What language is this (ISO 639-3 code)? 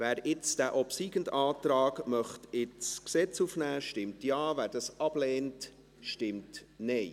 gsw